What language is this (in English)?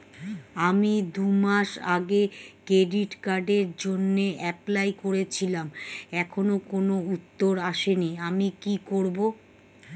Bangla